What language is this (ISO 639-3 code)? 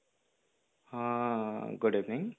ori